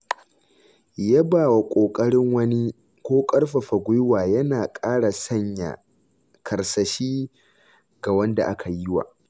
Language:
Hausa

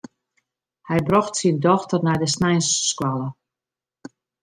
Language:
Western Frisian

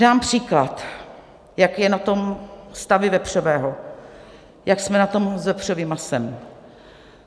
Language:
Czech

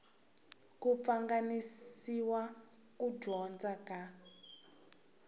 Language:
Tsonga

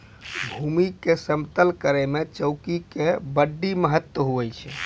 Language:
Maithili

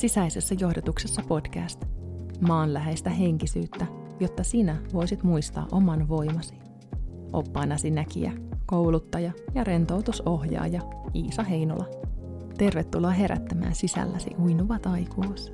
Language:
Finnish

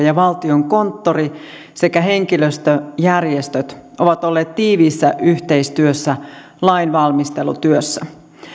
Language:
Finnish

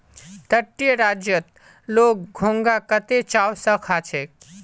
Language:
Magahi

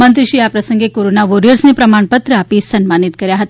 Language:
Gujarati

